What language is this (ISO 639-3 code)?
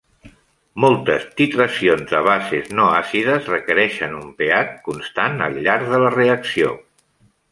cat